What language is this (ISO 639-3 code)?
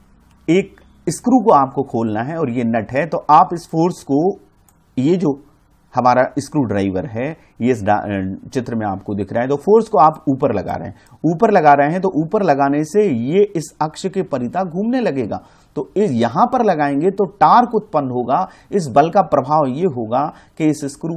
hin